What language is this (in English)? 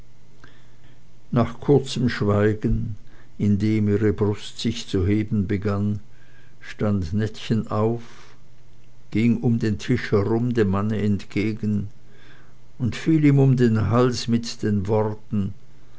German